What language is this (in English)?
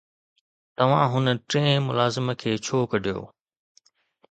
Sindhi